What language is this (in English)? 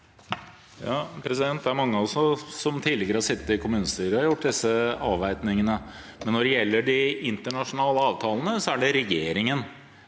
Norwegian